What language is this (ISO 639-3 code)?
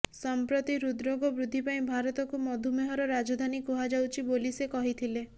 ori